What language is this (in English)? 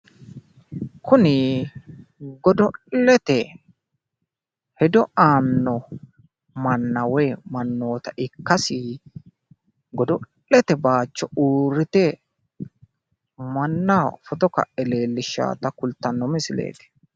Sidamo